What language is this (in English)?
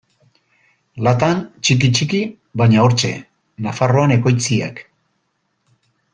Basque